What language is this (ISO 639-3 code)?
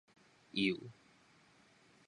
nan